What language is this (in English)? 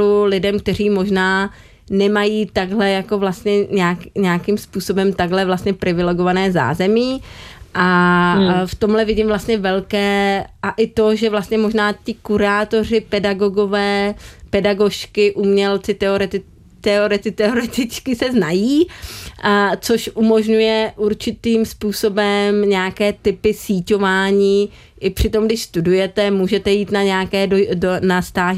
Czech